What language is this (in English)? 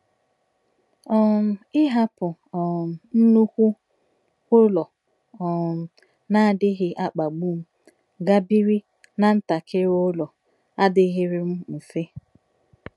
Igbo